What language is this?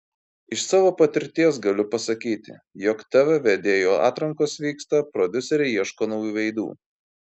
Lithuanian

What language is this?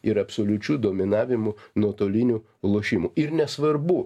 Lithuanian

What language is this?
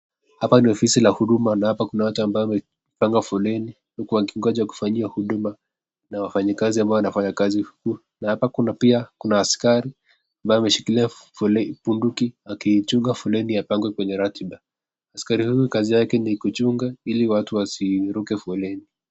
Swahili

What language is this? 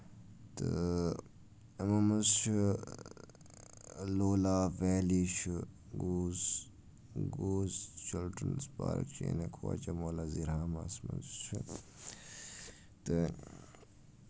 Kashmiri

